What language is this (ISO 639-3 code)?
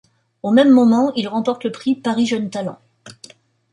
fra